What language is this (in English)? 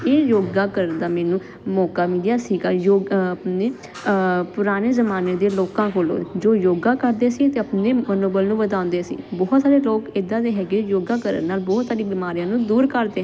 Punjabi